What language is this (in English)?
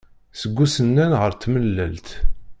Kabyle